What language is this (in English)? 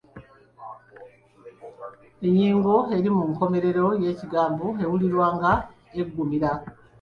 Ganda